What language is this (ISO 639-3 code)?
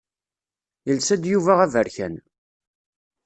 kab